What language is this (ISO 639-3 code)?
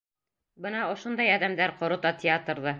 bak